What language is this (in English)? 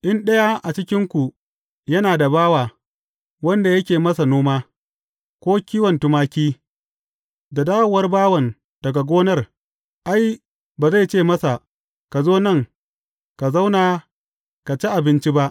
Hausa